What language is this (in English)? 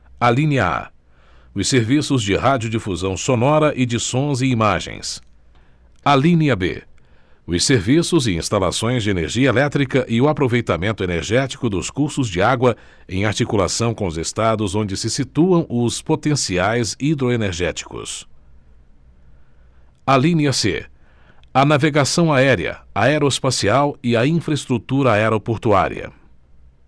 Portuguese